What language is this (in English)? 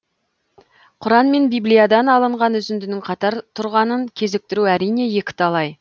Kazakh